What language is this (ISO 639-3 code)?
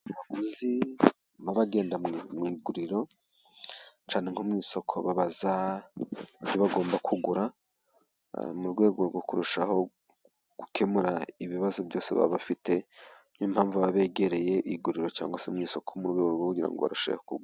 kin